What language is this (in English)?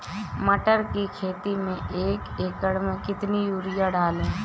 Hindi